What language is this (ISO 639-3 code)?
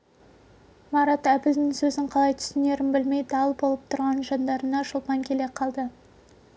kaz